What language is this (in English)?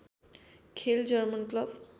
Nepali